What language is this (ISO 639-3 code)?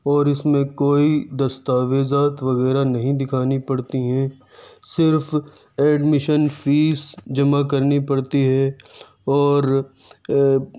urd